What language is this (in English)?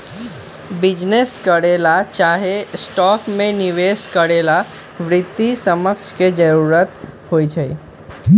Magahi